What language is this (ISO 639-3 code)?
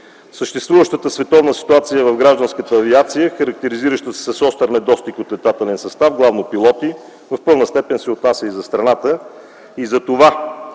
bul